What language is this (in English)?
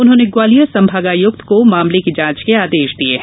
Hindi